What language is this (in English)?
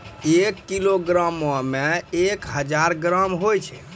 Maithili